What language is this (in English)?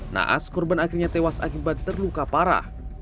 Indonesian